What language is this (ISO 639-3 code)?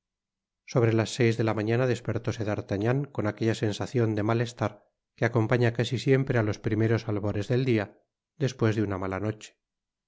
spa